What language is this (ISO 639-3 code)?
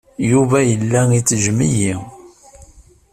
kab